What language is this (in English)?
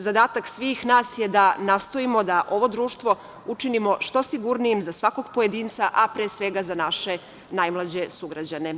Serbian